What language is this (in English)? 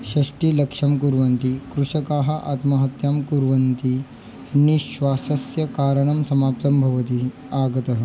Sanskrit